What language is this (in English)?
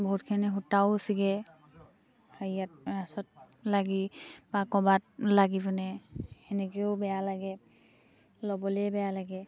Assamese